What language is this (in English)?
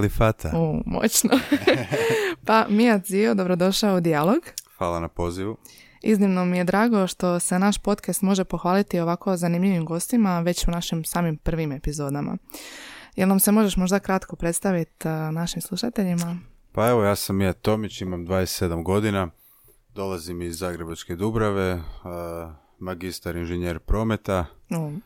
Croatian